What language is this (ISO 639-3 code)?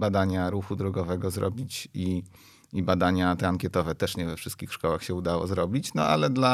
pol